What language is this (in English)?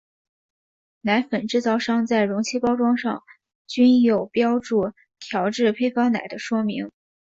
Chinese